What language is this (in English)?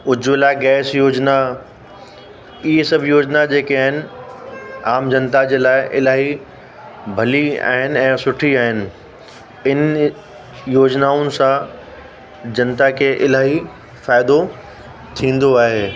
Sindhi